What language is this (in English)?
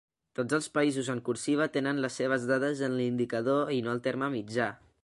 Catalan